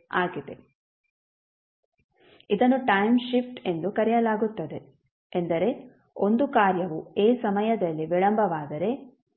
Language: Kannada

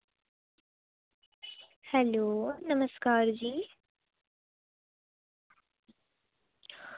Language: Dogri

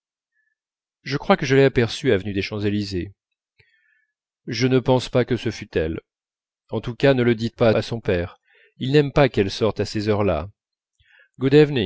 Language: French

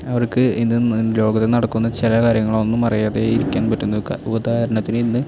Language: Malayalam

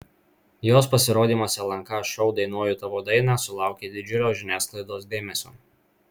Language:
Lithuanian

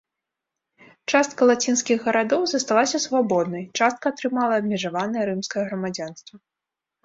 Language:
Belarusian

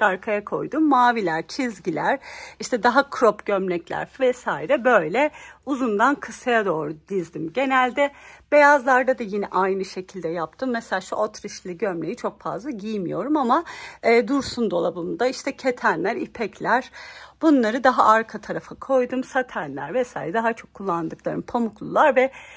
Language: Turkish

